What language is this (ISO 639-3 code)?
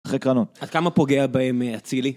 heb